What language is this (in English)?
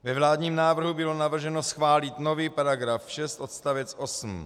Czech